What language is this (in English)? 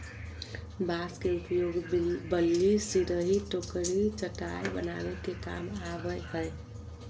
Magahi